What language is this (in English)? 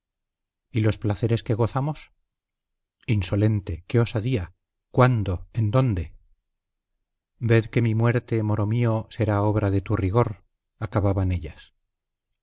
Spanish